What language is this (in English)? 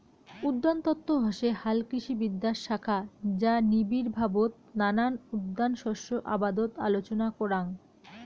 Bangla